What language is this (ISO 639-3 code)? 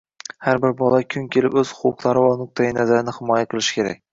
uzb